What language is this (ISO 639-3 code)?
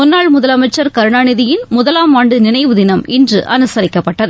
tam